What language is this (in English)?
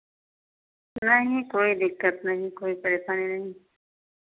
Hindi